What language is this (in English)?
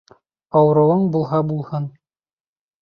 Bashkir